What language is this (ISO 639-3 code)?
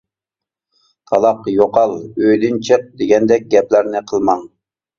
uig